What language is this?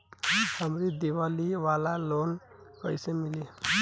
Bhojpuri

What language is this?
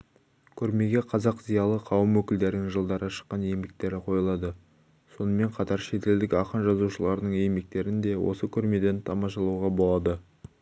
Kazakh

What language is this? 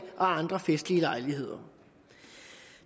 Danish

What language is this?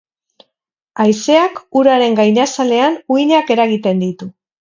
Basque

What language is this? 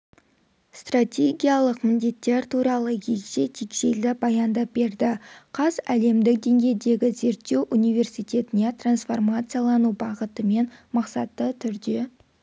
Kazakh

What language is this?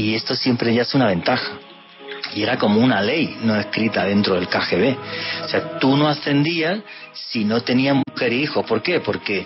Spanish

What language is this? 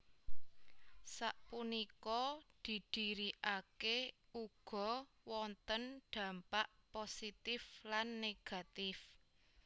Javanese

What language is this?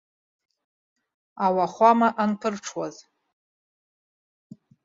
Abkhazian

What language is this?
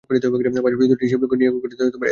Bangla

